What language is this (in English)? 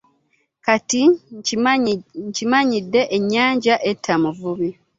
Ganda